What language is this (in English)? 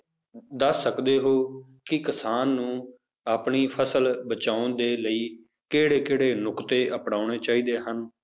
Punjabi